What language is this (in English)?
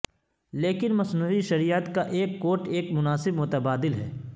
Urdu